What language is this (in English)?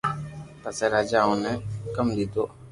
Loarki